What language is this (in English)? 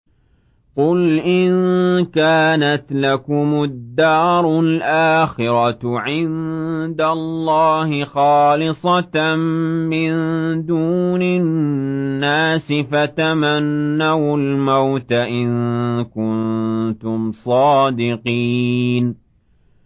Arabic